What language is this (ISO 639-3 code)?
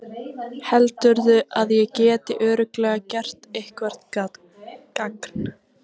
isl